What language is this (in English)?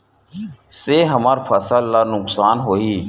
Chhattisgarhi